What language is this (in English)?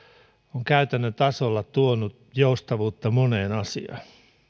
Finnish